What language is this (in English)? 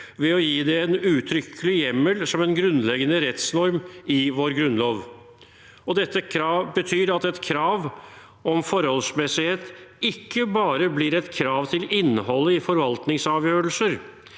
Norwegian